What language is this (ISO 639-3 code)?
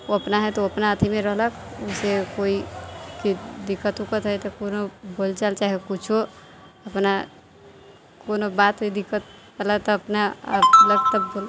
mai